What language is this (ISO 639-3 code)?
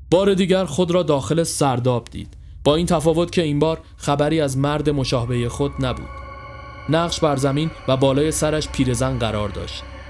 fas